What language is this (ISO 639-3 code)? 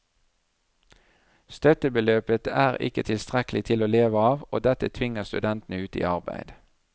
nor